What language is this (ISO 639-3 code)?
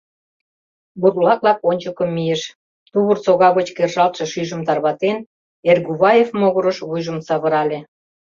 chm